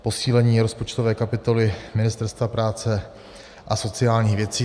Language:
Czech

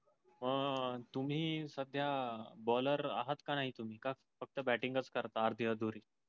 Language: Marathi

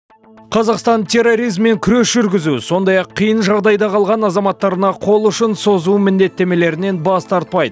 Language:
Kazakh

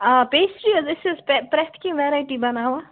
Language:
Kashmiri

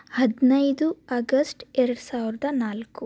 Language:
Kannada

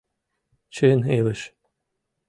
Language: Mari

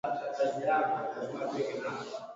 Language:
Swahili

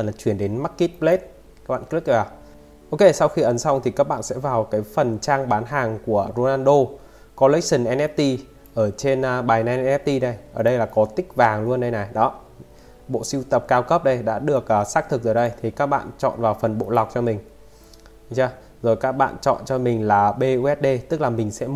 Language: Vietnamese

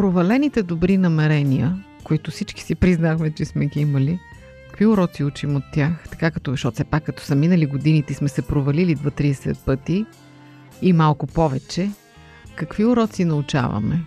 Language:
Bulgarian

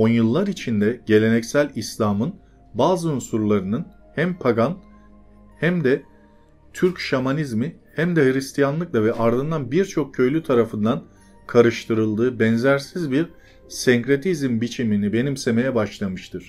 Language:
Turkish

